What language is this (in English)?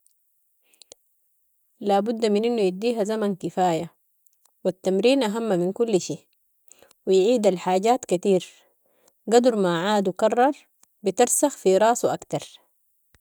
Sudanese Arabic